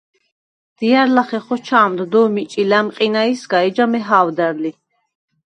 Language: Svan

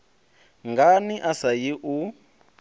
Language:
Venda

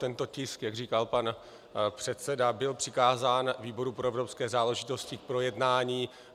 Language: Czech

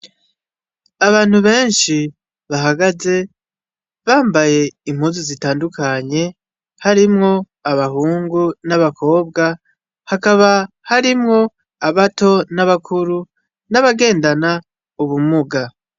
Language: Rundi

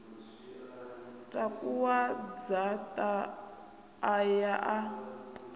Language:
Venda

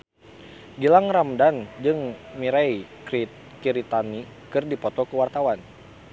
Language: Sundanese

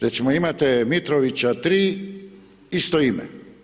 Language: Croatian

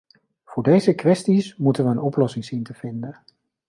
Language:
Dutch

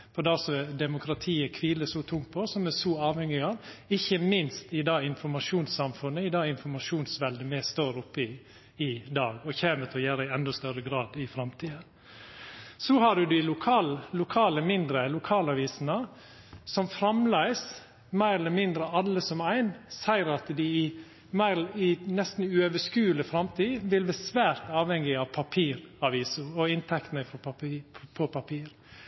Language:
Norwegian Nynorsk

